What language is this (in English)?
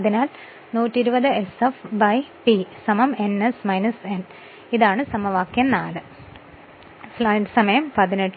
Malayalam